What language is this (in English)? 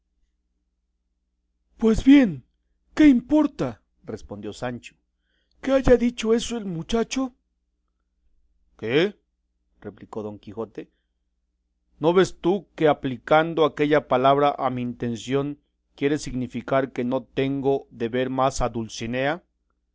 Spanish